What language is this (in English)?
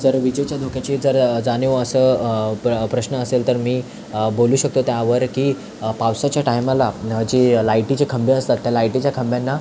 Marathi